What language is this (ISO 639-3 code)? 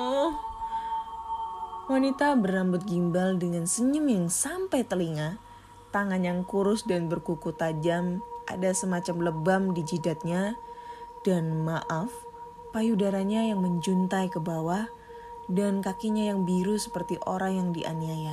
ind